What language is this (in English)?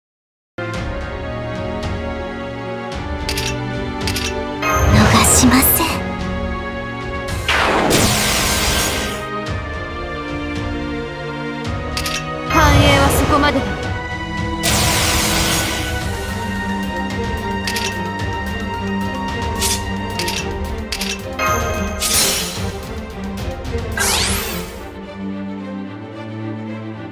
Japanese